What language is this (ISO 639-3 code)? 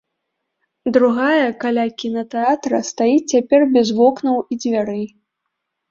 bel